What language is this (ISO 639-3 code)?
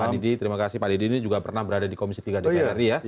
ind